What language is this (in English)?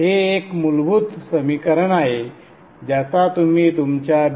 Marathi